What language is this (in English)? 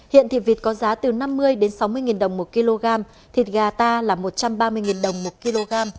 Vietnamese